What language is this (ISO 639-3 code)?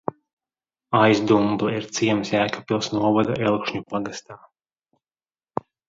lav